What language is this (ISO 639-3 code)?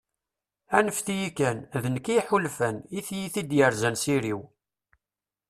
kab